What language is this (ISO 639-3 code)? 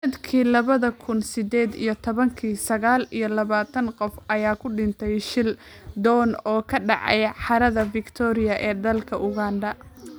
som